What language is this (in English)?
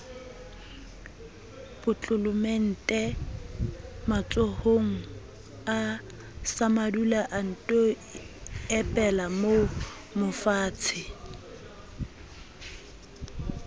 Southern Sotho